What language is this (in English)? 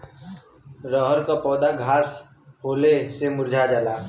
Bhojpuri